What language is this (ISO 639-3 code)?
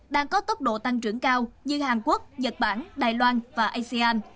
vie